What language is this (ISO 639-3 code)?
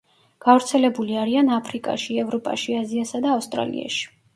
kat